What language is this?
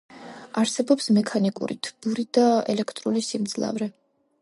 Georgian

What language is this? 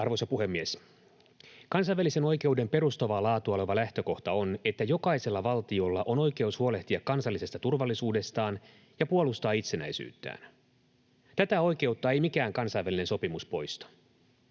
Finnish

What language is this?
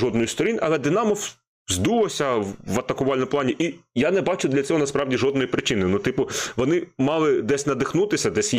Ukrainian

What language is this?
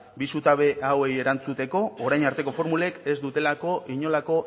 Basque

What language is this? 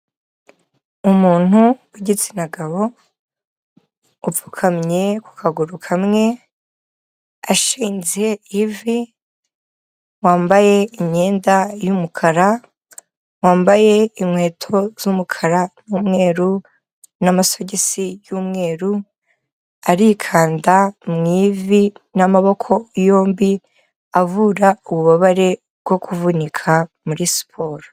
Kinyarwanda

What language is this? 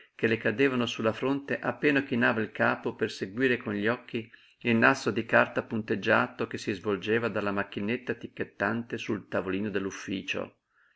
Italian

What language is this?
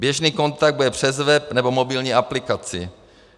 Czech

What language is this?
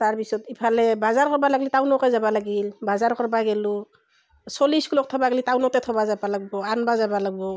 Assamese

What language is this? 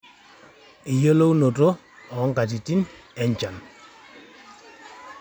Masai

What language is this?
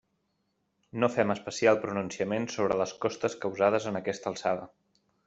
Catalan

